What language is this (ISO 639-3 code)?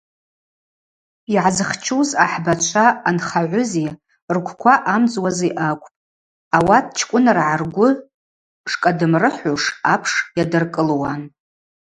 abq